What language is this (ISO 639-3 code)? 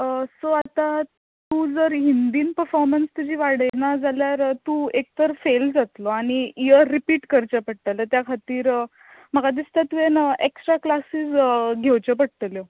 kok